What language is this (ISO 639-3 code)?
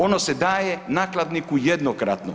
hrv